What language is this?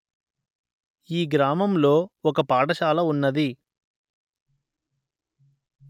Telugu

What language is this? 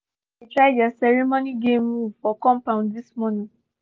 Nigerian Pidgin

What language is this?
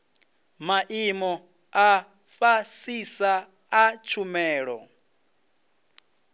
Venda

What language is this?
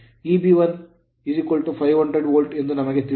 Kannada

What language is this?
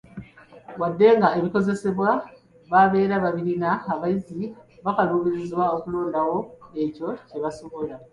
Ganda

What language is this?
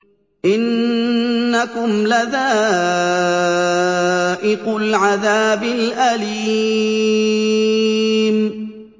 Arabic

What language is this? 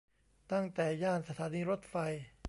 Thai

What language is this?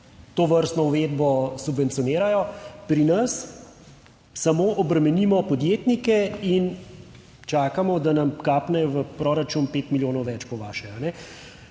Slovenian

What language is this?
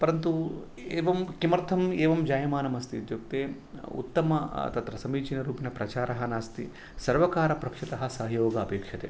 Sanskrit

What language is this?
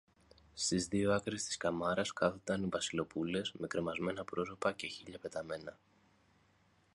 Greek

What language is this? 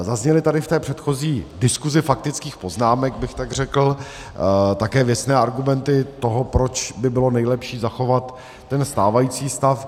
Czech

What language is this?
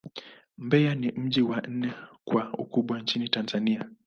Swahili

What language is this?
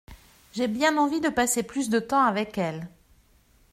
French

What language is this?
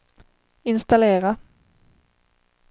Swedish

